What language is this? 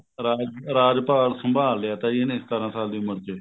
Punjabi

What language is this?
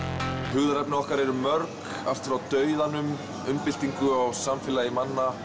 Icelandic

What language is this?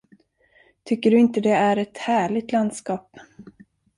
Swedish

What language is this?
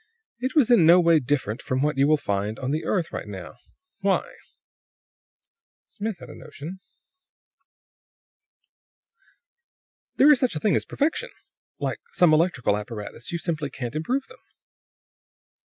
English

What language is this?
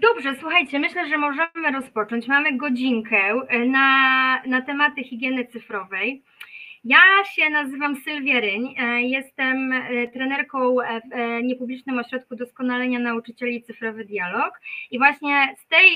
Polish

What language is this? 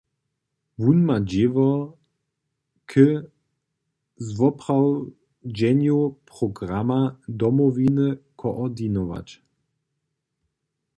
Upper Sorbian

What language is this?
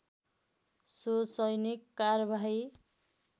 Nepali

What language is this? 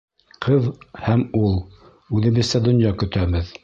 Bashkir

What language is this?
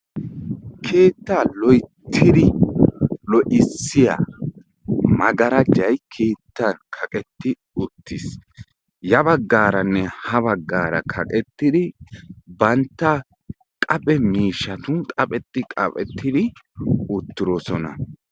Wolaytta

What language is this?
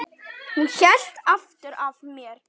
Icelandic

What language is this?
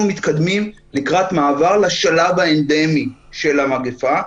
Hebrew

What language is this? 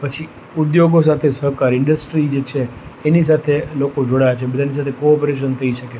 Gujarati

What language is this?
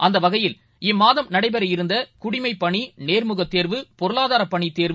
Tamil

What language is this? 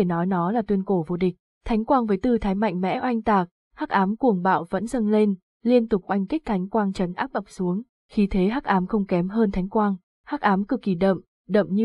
Vietnamese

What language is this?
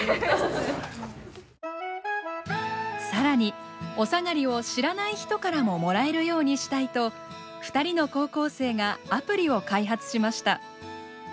Japanese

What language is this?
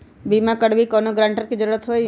Magahi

